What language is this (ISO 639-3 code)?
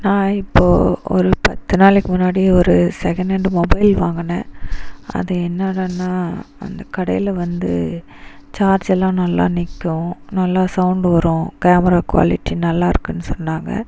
tam